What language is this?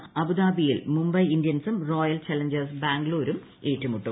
Malayalam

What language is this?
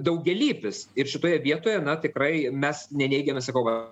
Lithuanian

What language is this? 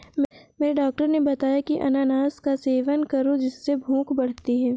Hindi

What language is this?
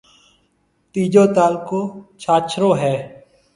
Marwari (Pakistan)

